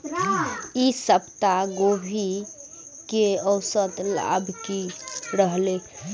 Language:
Maithili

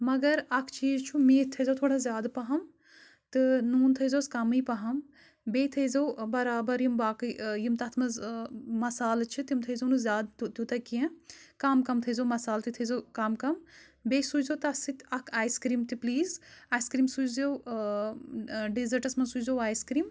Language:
Kashmiri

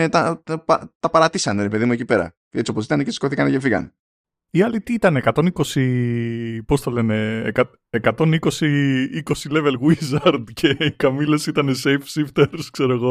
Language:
Greek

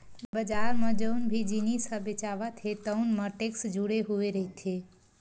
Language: Chhattisgarhi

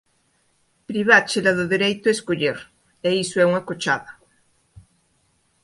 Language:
Galician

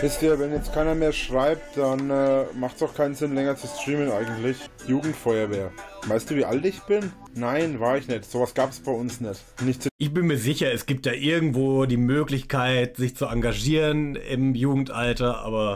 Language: German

